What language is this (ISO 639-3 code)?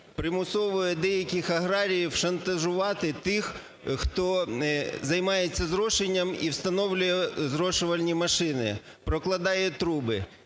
ukr